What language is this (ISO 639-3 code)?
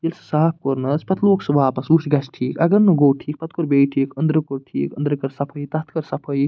kas